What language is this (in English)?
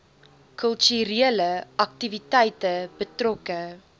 Afrikaans